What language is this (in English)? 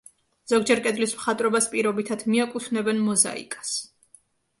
Georgian